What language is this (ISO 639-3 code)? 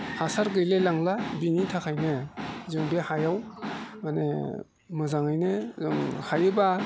brx